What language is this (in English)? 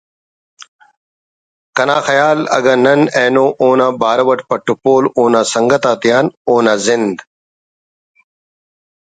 Brahui